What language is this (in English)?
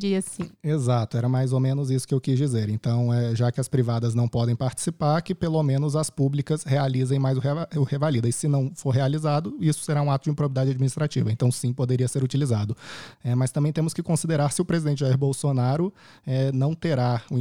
Portuguese